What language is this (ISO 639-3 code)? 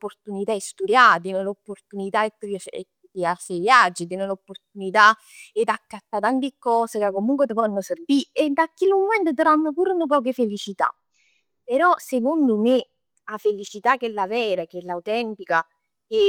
nap